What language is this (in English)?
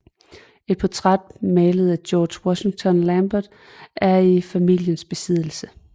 Danish